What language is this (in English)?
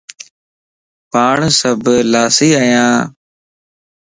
Lasi